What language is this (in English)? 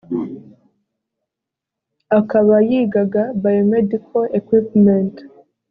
Kinyarwanda